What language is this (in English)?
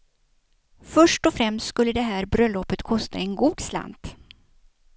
Swedish